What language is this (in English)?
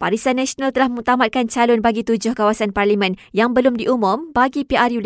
Malay